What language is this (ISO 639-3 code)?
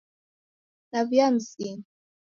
dav